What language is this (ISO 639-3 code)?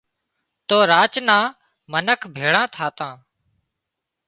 kxp